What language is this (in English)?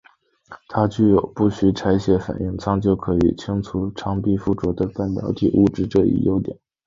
Chinese